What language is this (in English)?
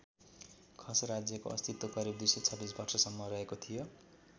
Nepali